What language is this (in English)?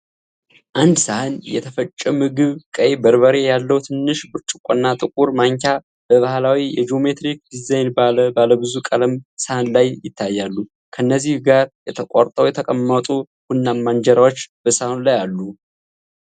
Amharic